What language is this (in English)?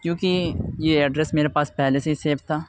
Urdu